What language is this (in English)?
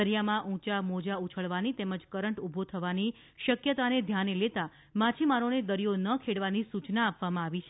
Gujarati